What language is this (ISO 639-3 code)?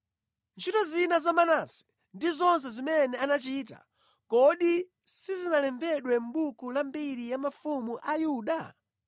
nya